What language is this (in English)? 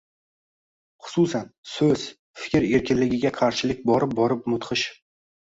Uzbek